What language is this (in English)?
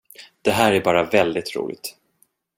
Swedish